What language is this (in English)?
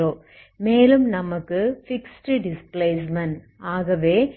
Tamil